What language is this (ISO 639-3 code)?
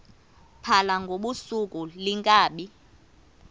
xho